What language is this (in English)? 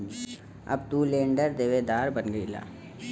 Bhojpuri